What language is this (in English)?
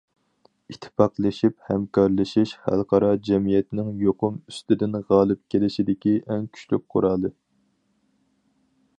Uyghur